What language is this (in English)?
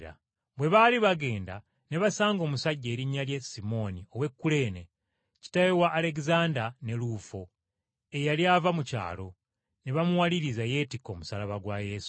Ganda